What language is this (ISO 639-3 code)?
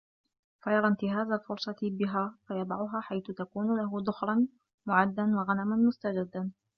ara